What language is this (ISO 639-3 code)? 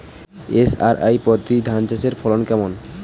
ben